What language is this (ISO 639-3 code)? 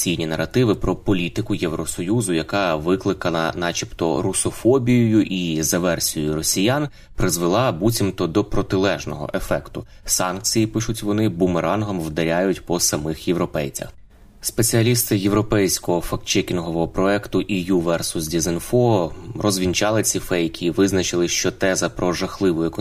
ukr